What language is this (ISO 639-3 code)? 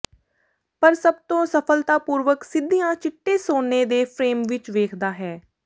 pan